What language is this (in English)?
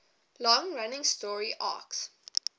English